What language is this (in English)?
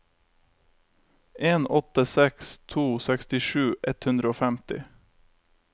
Norwegian